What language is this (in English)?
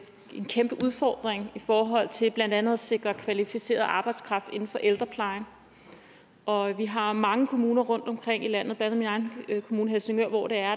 Danish